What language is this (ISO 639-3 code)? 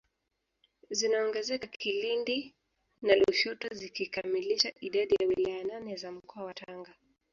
swa